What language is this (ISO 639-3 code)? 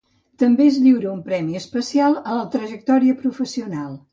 cat